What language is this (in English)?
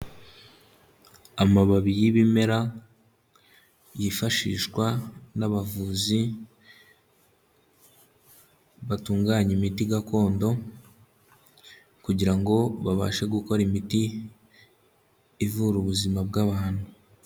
Kinyarwanda